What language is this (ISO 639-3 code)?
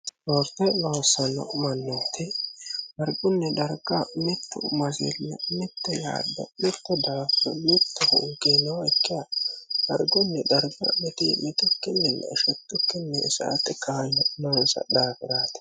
sid